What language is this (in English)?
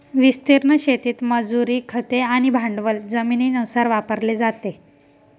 Marathi